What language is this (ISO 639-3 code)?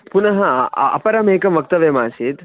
san